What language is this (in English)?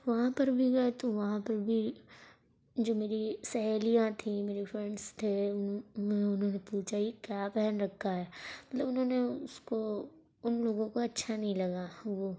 Urdu